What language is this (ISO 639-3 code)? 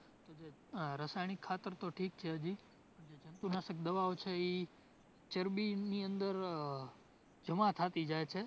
guj